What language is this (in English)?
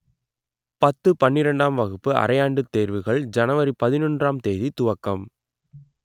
Tamil